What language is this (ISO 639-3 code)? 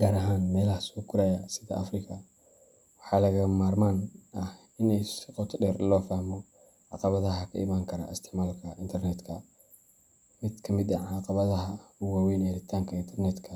som